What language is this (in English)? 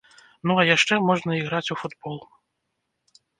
Belarusian